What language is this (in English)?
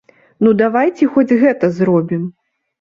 Belarusian